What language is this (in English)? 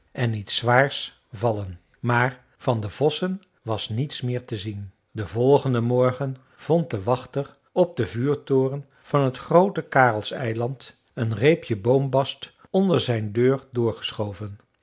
Dutch